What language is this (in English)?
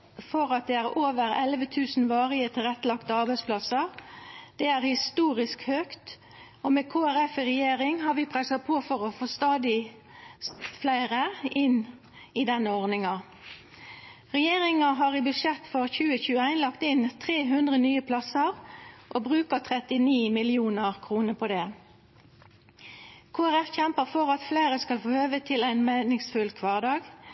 Norwegian Nynorsk